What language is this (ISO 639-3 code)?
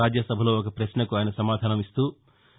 tel